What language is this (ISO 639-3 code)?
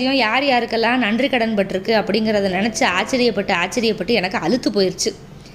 tam